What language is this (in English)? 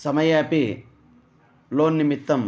Sanskrit